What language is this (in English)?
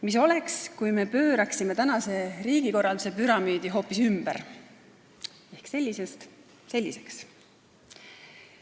Estonian